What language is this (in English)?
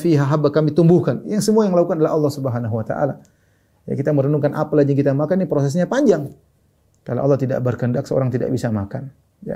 Indonesian